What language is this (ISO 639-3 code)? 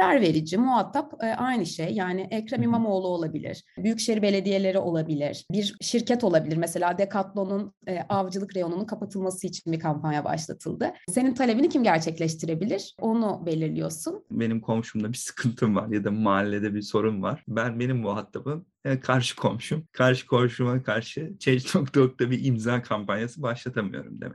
tur